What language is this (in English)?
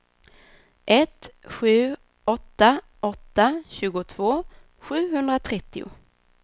Swedish